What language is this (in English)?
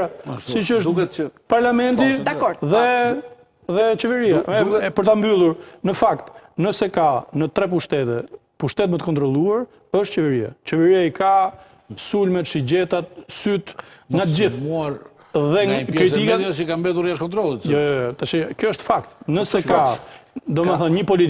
Romanian